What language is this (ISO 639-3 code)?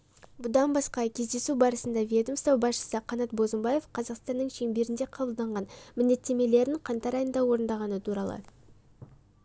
kaz